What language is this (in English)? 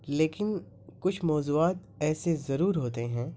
Urdu